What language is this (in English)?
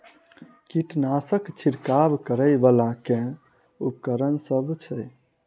Maithili